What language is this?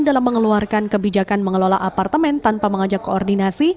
Indonesian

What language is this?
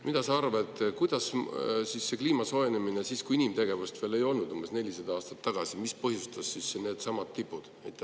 Estonian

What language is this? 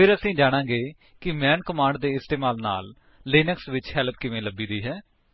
Punjabi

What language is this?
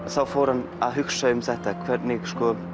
Icelandic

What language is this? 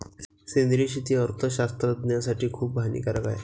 Marathi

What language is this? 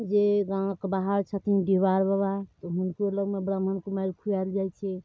Maithili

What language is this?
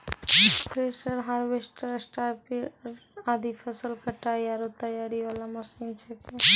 Maithili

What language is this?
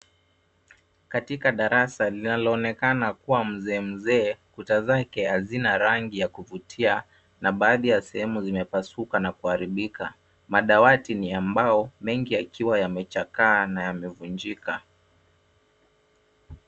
Swahili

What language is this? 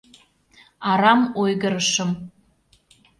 Mari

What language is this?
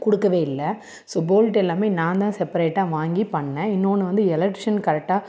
Tamil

